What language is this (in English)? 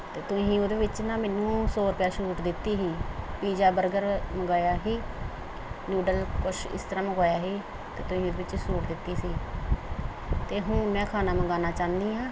Punjabi